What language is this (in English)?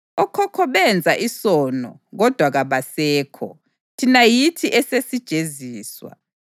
North Ndebele